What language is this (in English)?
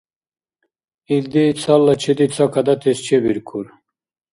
Dargwa